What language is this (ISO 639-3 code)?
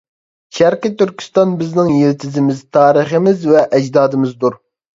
uig